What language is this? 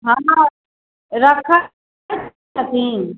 Maithili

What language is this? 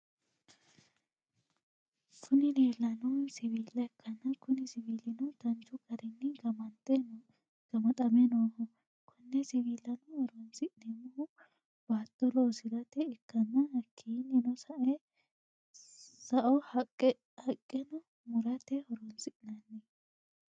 Sidamo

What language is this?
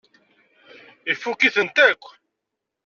Kabyle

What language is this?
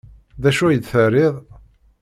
Kabyle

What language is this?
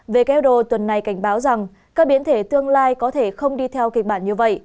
Vietnamese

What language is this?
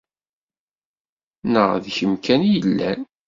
Kabyle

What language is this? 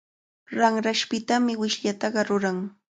Cajatambo North Lima Quechua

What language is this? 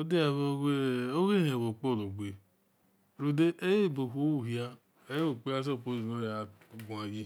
Esan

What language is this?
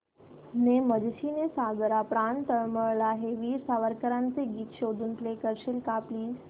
Marathi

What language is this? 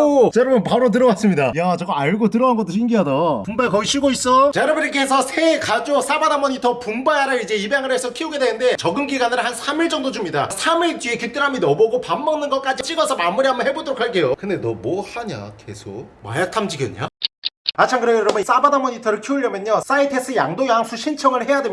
Korean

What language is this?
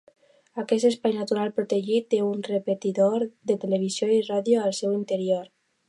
Catalan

